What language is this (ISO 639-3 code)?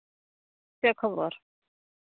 sat